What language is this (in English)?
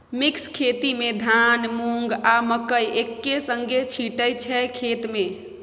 Maithili